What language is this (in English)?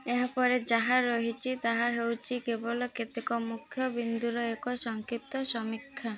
Odia